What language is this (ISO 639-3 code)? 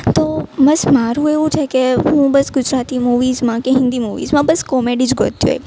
guj